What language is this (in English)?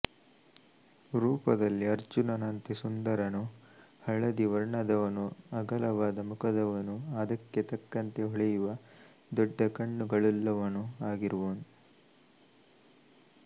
Kannada